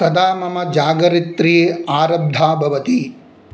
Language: Sanskrit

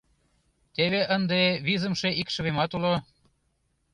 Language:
Mari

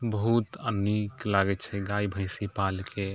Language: Maithili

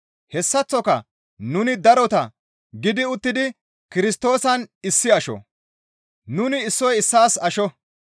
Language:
Gamo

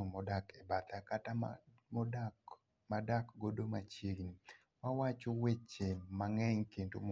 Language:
Luo (Kenya and Tanzania)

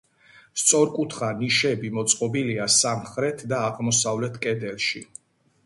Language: Georgian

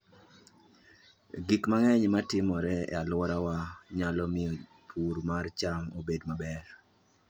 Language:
Luo (Kenya and Tanzania)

